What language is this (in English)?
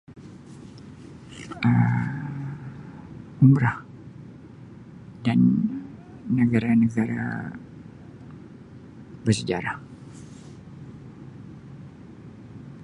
Sabah Malay